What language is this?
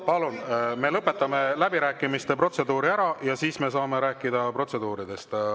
Estonian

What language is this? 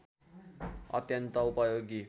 Nepali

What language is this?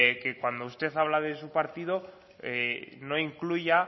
Spanish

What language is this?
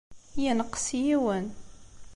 Kabyle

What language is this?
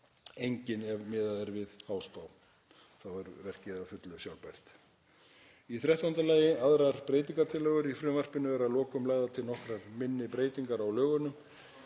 Icelandic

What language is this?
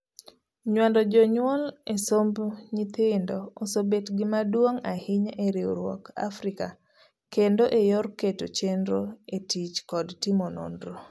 Luo (Kenya and Tanzania)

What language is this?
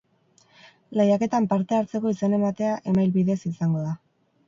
Basque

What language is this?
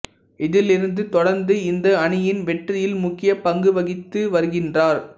Tamil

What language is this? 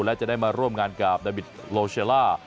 Thai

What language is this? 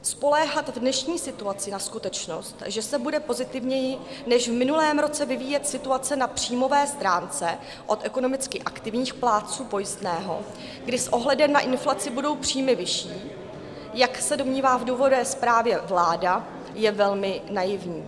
Czech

